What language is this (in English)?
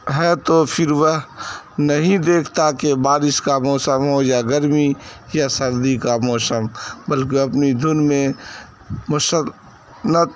Urdu